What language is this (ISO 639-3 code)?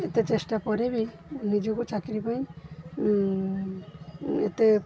ori